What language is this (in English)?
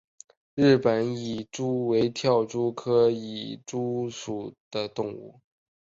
Chinese